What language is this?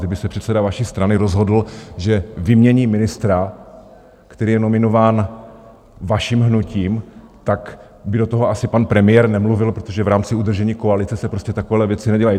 Czech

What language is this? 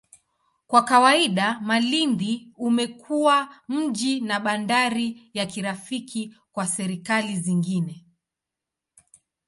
Swahili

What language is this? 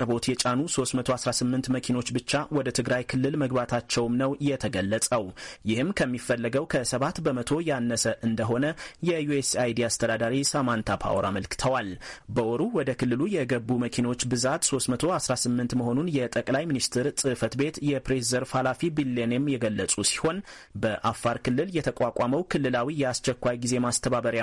Amharic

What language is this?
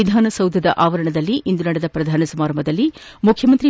Kannada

